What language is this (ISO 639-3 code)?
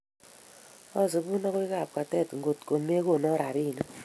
kln